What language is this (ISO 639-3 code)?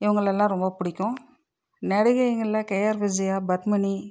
tam